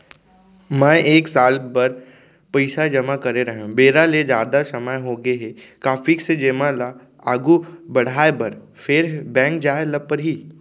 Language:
Chhattisgarhi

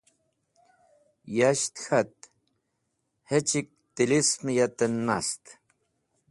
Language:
Wakhi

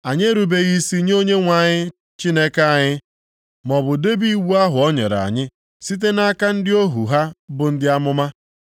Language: Igbo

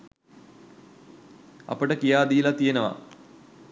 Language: Sinhala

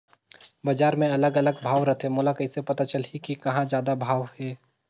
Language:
Chhattisgarhi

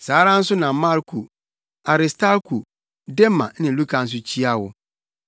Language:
Akan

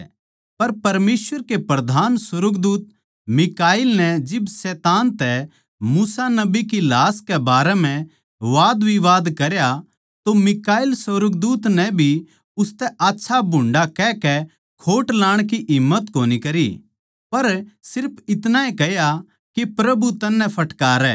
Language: Haryanvi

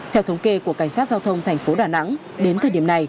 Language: Vietnamese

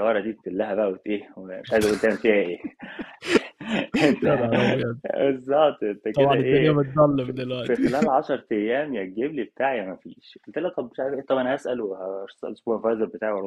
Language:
Arabic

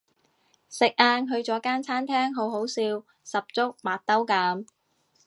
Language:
Cantonese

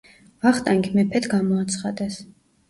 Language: Georgian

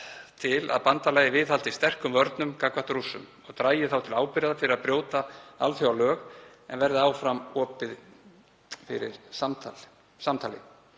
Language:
Icelandic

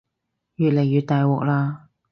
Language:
Cantonese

